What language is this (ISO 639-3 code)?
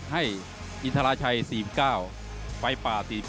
tha